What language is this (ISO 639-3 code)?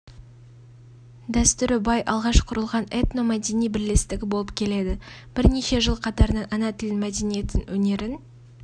kaz